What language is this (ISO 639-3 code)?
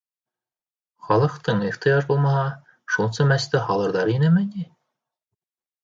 bak